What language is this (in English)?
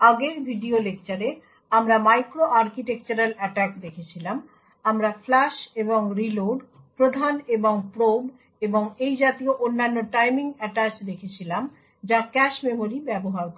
Bangla